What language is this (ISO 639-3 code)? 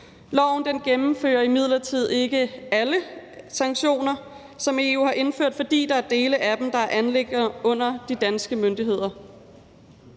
dan